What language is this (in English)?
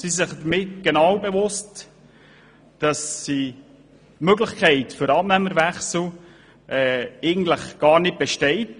Swiss German